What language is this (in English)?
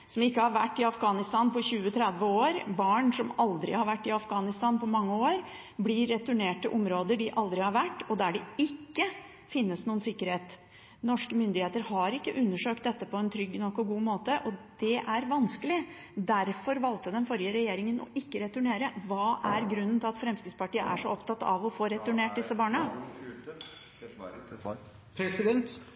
Norwegian Bokmål